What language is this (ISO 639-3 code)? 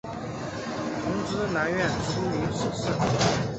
zho